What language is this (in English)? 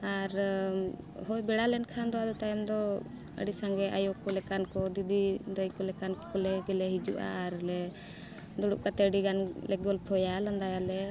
Santali